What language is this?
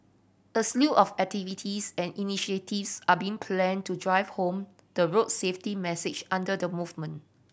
English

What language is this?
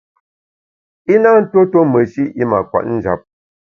Bamun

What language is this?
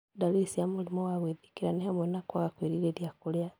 Kikuyu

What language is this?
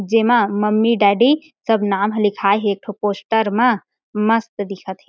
Chhattisgarhi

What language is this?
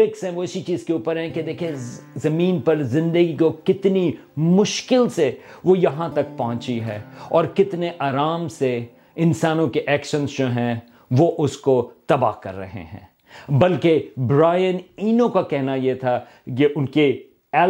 Urdu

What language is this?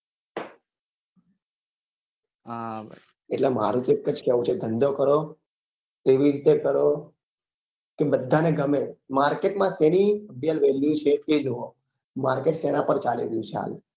Gujarati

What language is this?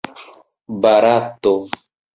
Esperanto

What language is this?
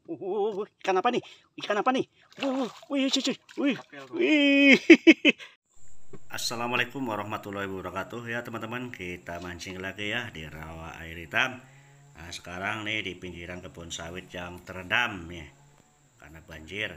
Indonesian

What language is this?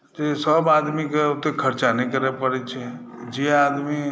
Maithili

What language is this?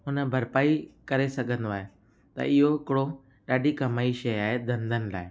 Sindhi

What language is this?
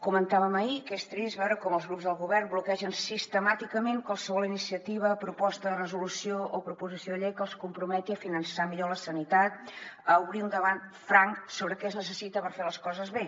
Catalan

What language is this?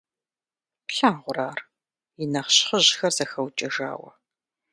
Kabardian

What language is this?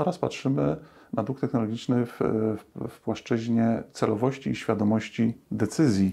Polish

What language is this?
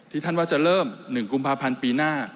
Thai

